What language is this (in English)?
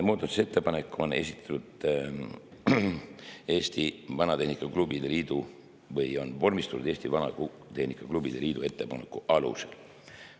Estonian